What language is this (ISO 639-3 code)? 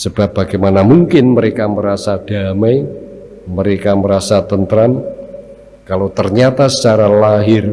ind